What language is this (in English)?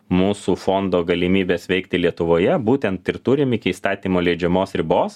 Lithuanian